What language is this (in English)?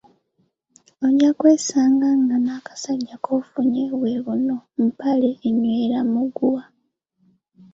Ganda